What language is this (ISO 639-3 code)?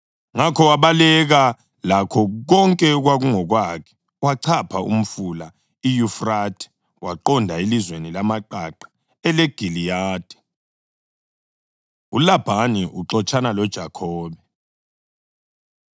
nde